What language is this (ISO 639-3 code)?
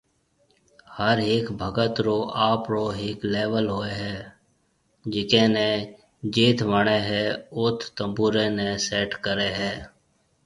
mve